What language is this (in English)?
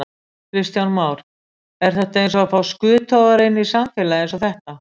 Icelandic